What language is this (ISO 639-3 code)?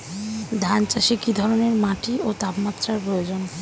ben